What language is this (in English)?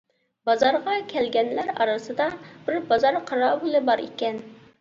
Uyghur